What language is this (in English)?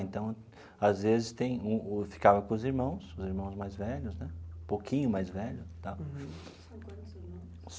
Portuguese